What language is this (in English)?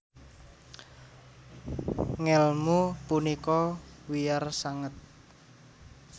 Javanese